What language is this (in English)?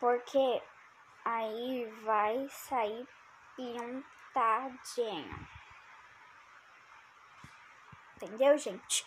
Portuguese